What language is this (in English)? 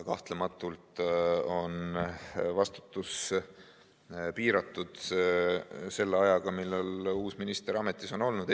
Estonian